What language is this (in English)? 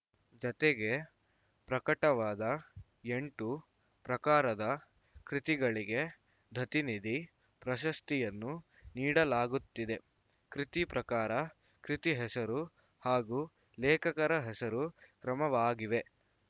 Kannada